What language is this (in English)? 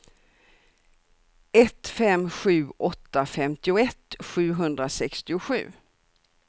Swedish